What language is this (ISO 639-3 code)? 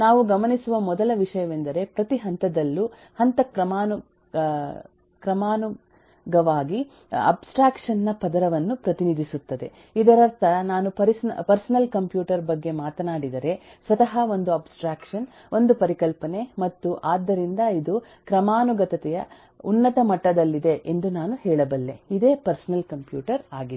kan